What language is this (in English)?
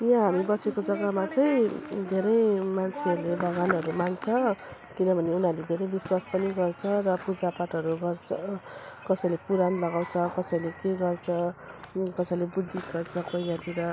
Nepali